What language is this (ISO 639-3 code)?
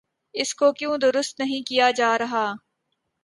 urd